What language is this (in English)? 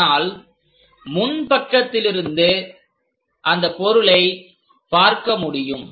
Tamil